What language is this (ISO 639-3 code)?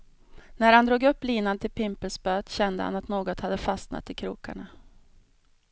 swe